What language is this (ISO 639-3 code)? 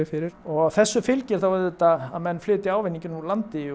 isl